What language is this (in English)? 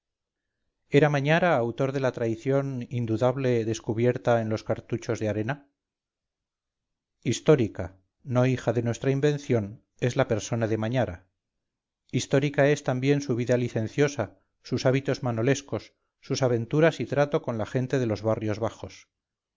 Spanish